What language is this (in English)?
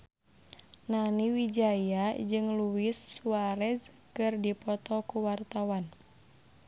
Sundanese